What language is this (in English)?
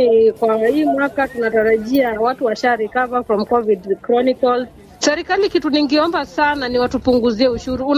Swahili